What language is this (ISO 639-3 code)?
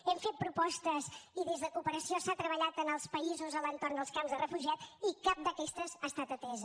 cat